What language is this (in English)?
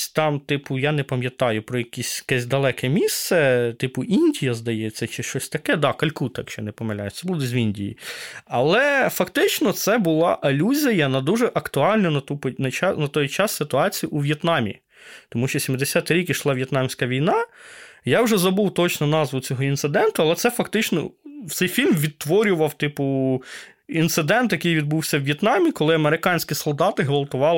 Ukrainian